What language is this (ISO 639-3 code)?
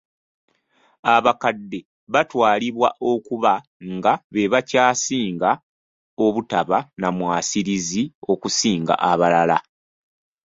lug